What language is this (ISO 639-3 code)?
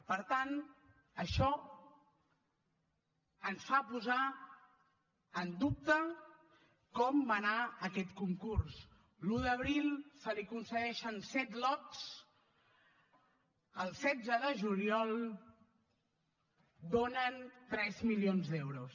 cat